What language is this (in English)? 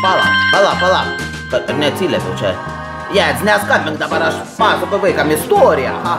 Lithuanian